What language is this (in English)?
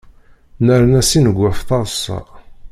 Kabyle